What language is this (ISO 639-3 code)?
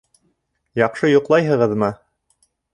bak